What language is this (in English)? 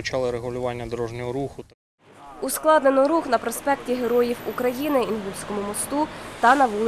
Ukrainian